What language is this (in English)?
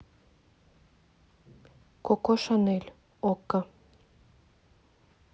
Russian